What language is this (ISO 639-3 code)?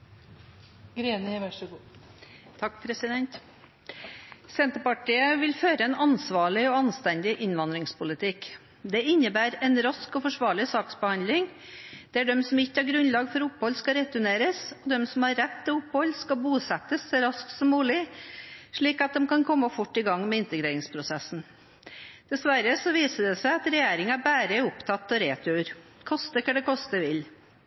nob